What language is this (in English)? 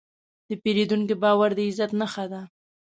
Pashto